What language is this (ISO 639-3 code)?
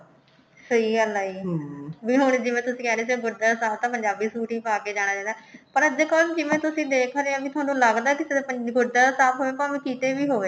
pan